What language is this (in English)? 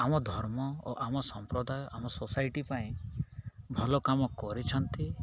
Odia